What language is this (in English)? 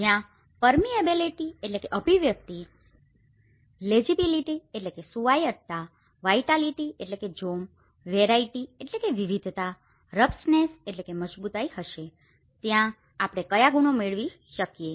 Gujarati